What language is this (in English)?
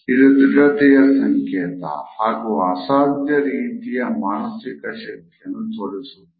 Kannada